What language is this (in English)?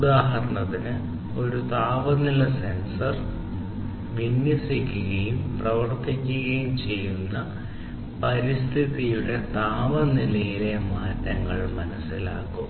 Malayalam